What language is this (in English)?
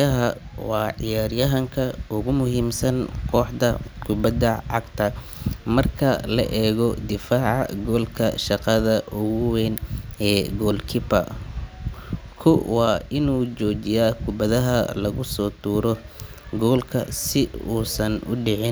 Somali